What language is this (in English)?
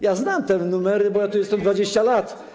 Polish